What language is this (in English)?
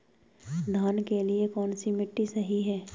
Hindi